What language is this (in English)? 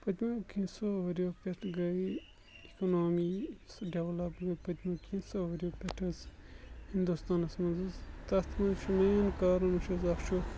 Kashmiri